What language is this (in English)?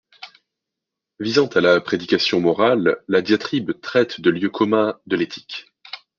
French